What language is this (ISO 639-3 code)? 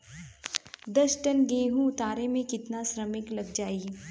bho